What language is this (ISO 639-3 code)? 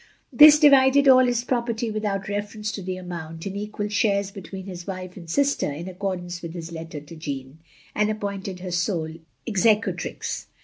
eng